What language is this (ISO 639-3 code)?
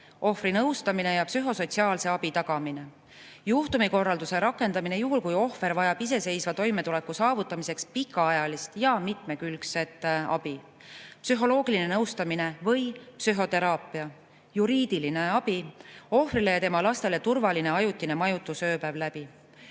est